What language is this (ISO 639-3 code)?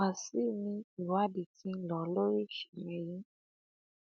yor